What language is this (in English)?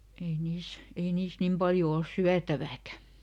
Finnish